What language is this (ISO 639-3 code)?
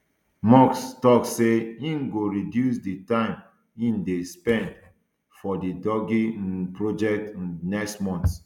pcm